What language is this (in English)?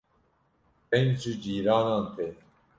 Kurdish